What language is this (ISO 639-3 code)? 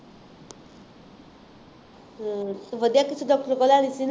pan